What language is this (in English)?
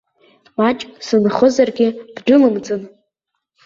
Abkhazian